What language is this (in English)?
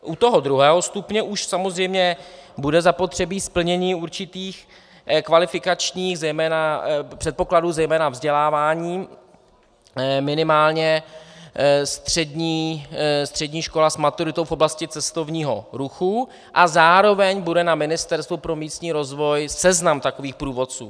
Czech